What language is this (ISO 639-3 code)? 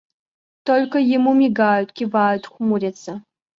rus